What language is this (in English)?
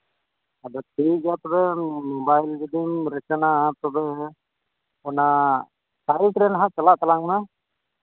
Santali